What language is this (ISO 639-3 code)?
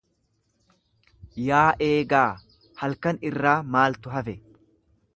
orm